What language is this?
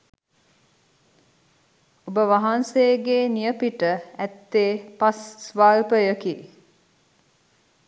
Sinhala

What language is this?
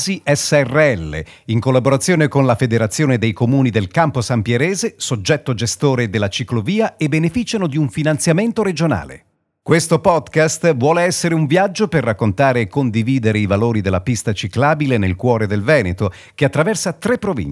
Italian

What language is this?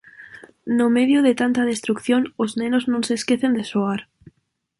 Galician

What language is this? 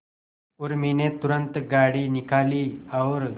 Hindi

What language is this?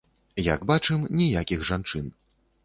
Belarusian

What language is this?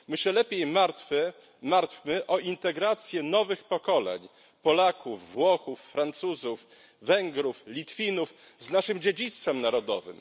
Polish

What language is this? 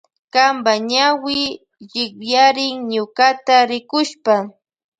Loja Highland Quichua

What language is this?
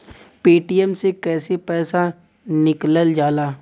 Bhojpuri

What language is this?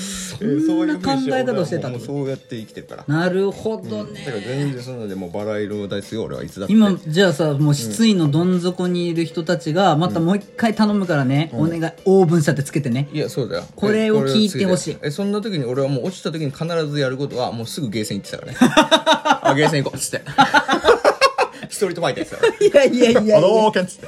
Japanese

